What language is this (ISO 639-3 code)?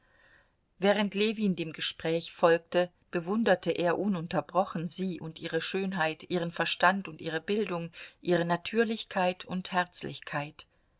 deu